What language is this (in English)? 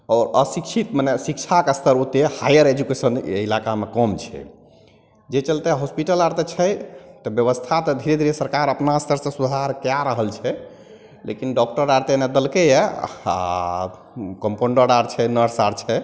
Maithili